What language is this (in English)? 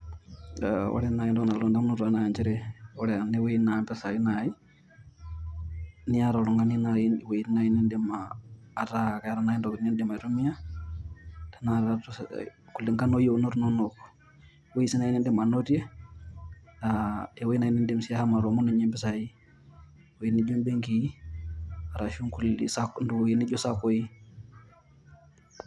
Masai